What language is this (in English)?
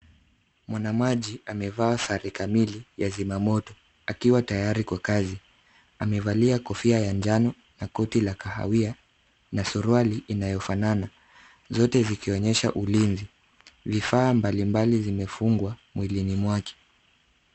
Swahili